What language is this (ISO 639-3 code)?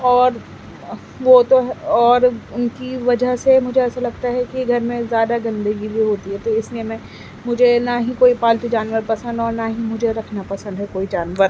urd